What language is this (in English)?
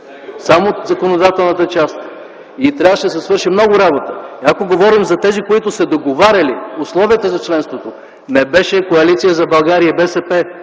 Bulgarian